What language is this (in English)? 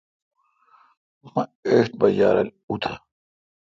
Kalkoti